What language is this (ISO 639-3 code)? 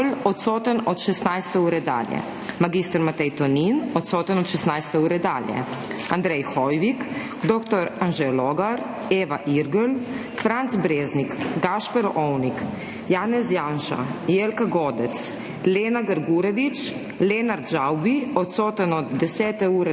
slv